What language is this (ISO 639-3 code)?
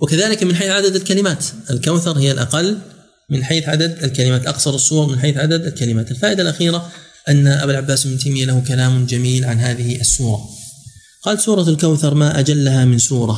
ara